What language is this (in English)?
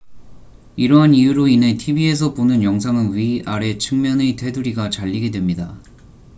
Korean